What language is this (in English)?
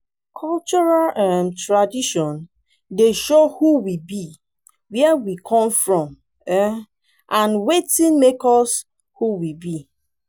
Nigerian Pidgin